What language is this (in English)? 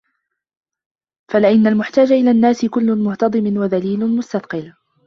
Arabic